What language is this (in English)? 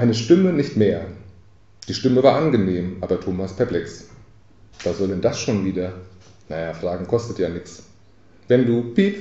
German